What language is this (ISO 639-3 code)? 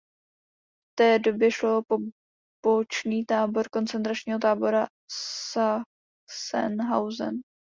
ces